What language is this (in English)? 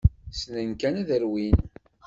Kabyle